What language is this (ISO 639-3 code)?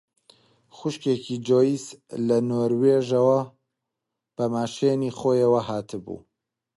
ckb